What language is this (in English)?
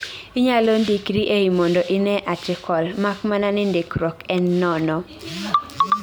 Luo (Kenya and Tanzania)